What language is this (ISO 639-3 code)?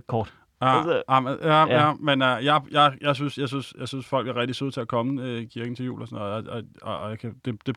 dan